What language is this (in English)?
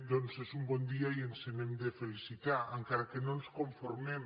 Catalan